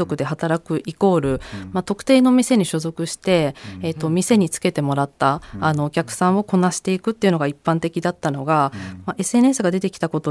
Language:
Japanese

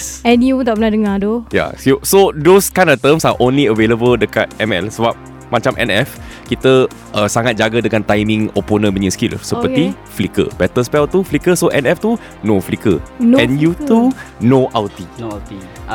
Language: Malay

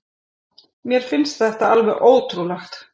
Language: Icelandic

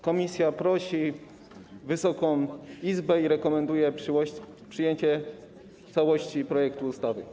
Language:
Polish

